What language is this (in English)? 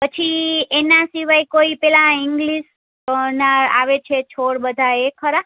Gujarati